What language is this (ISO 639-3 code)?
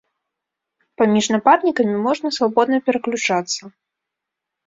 bel